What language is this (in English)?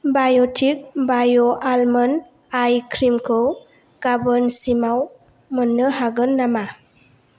Bodo